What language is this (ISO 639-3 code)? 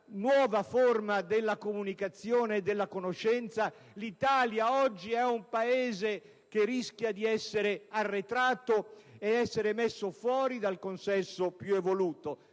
ita